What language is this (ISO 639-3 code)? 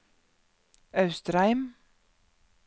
nor